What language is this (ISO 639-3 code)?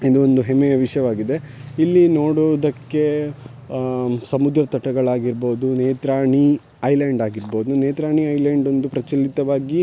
kan